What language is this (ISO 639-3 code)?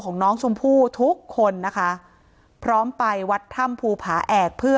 tha